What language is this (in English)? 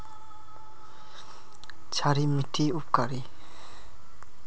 Magahi